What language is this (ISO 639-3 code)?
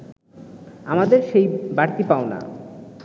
ben